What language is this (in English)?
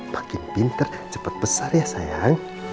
Indonesian